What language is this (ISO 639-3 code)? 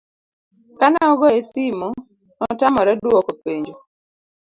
luo